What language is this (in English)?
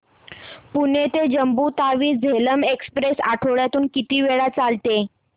Marathi